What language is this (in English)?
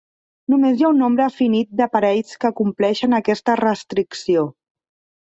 Catalan